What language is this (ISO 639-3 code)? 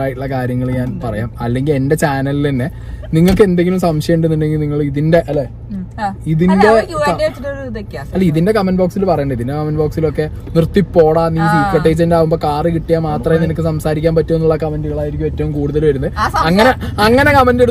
mal